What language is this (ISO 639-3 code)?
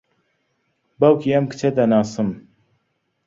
ckb